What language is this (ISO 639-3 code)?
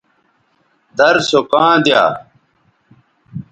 btv